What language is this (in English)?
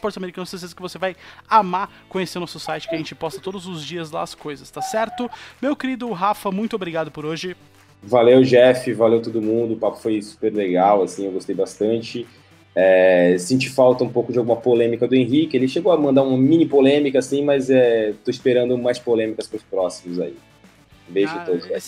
Portuguese